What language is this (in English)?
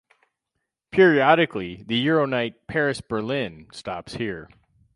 English